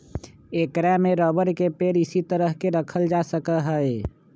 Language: Magahi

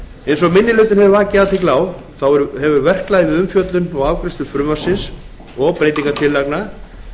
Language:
Icelandic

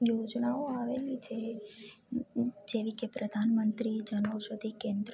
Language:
Gujarati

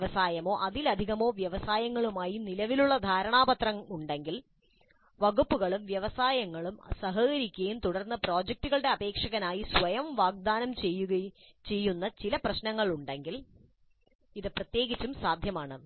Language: Malayalam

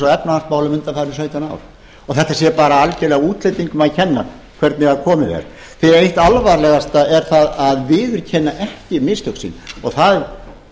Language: Icelandic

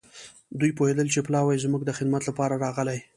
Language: Pashto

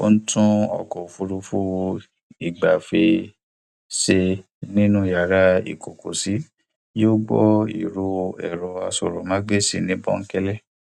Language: Yoruba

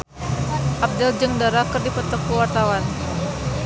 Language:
Sundanese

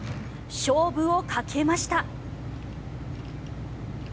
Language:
Japanese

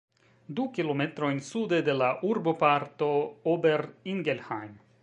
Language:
Esperanto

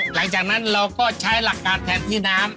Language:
Thai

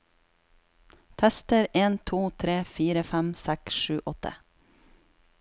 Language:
Norwegian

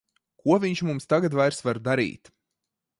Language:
Latvian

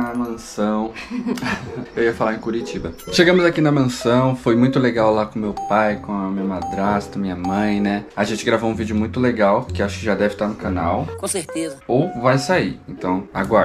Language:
Portuguese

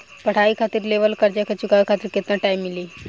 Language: Bhojpuri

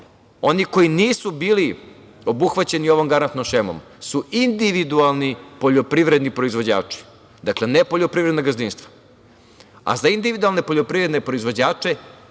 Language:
Serbian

